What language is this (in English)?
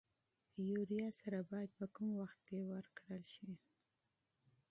Pashto